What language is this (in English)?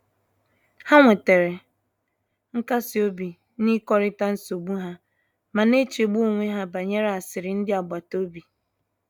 Igbo